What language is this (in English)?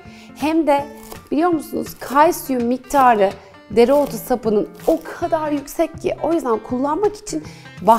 Turkish